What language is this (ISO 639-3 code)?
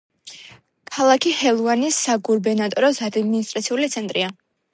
kat